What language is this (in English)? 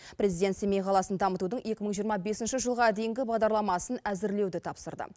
Kazakh